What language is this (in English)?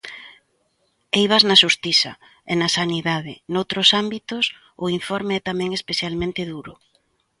Galician